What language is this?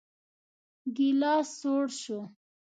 Pashto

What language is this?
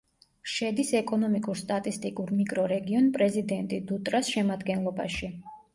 Georgian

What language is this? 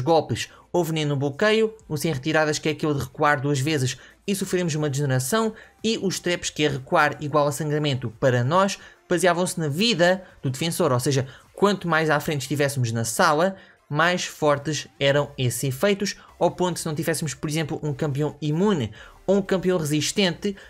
Portuguese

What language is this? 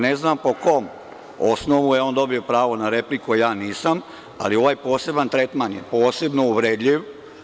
Serbian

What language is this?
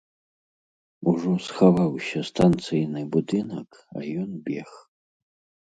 Belarusian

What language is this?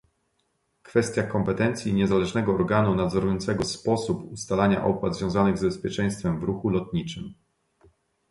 Polish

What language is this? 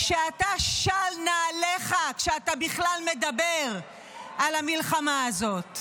Hebrew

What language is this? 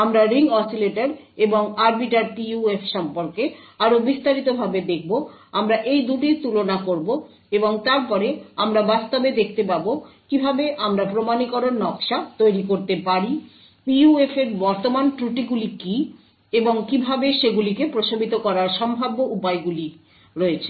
Bangla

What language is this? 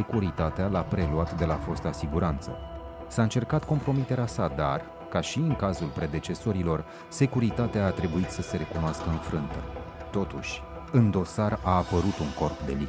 Romanian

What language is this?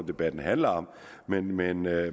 Danish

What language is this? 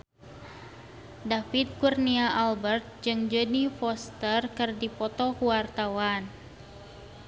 Sundanese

